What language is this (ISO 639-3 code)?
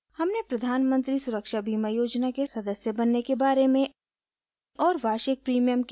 hin